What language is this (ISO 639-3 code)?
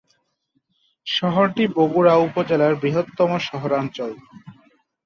ben